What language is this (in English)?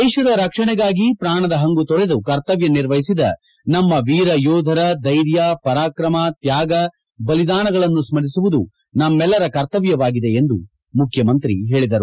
Kannada